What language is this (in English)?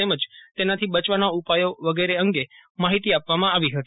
Gujarati